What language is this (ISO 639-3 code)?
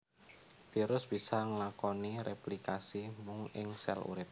jav